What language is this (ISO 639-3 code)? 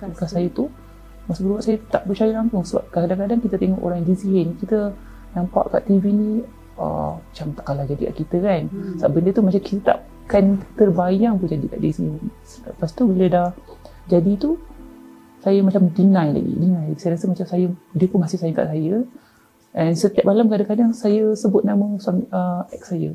msa